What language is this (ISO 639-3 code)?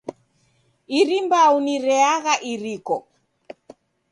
dav